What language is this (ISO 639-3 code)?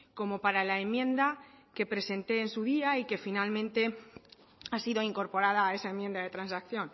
spa